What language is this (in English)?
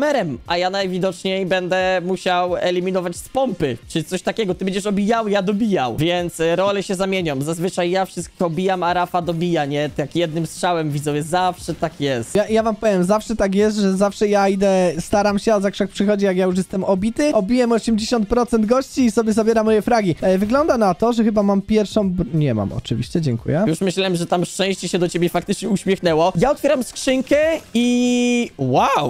Polish